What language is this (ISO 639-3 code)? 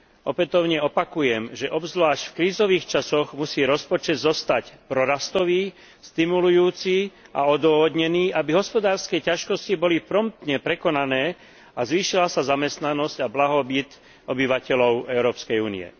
slk